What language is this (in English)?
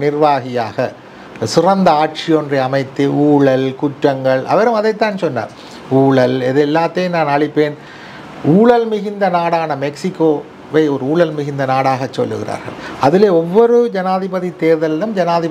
Tamil